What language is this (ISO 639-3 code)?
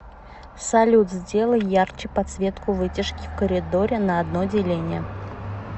rus